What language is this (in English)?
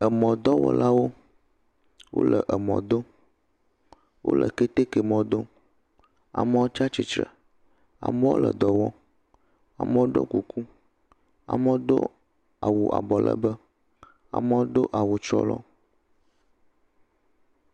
Ewe